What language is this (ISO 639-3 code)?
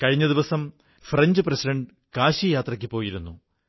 mal